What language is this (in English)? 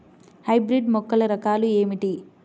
Telugu